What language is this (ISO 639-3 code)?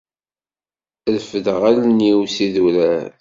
kab